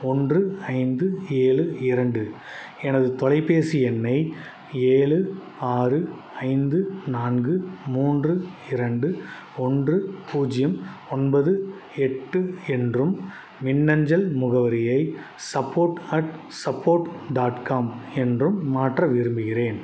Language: Tamil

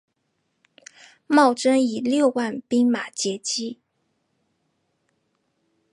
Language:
Chinese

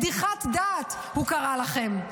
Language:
Hebrew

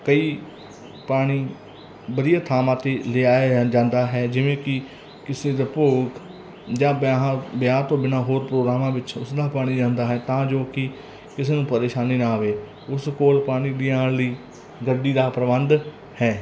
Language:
Punjabi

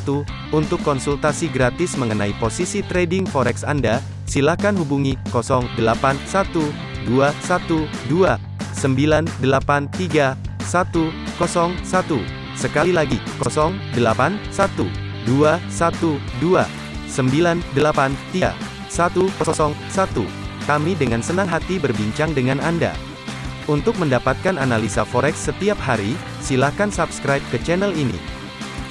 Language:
Indonesian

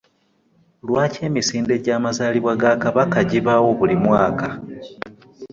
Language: Ganda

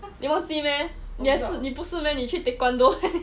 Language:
English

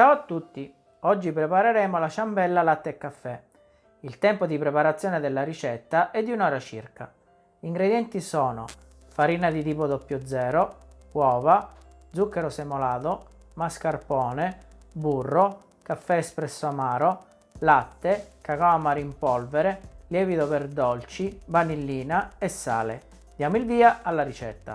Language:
Italian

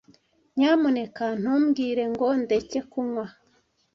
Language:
Kinyarwanda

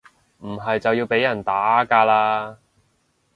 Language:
Cantonese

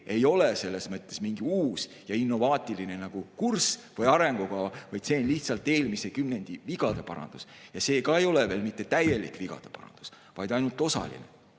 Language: Estonian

